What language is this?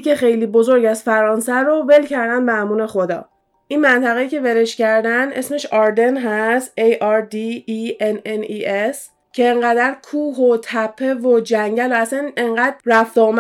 Persian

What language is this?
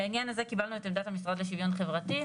Hebrew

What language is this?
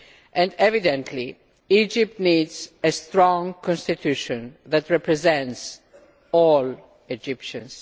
English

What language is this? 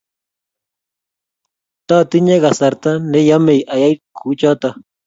Kalenjin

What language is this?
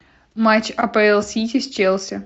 Russian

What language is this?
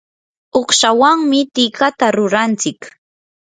Yanahuanca Pasco Quechua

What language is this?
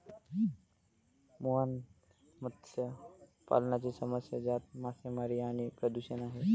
Marathi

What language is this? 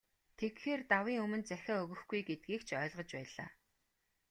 Mongolian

